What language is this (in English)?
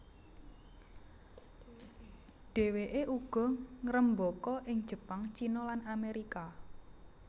Javanese